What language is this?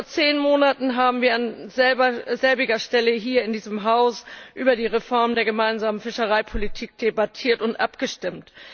German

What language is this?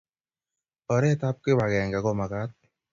Kalenjin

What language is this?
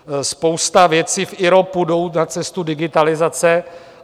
Czech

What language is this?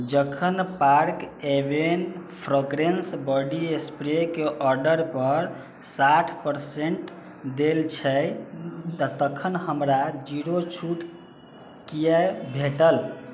Maithili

